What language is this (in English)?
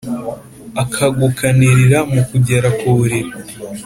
Kinyarwanda